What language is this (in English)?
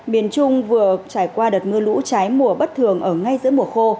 Vietnamese